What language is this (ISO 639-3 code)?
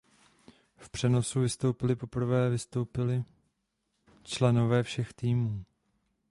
ces